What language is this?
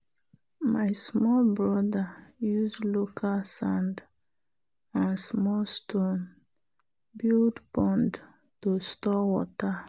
Nigerian Pidgin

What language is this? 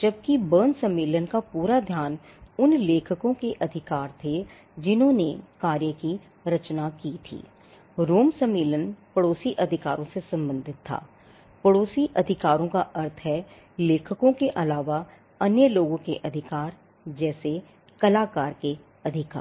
Hindi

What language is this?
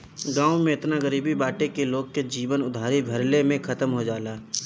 Bhojpuri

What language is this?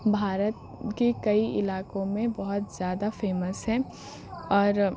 Urdu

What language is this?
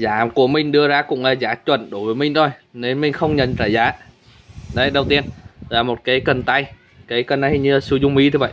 Vietnamese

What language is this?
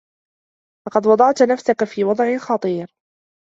Arabic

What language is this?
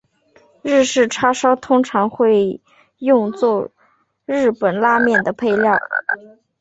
Chinese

